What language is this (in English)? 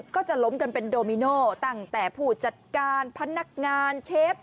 Thai